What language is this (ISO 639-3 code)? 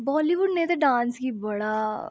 doi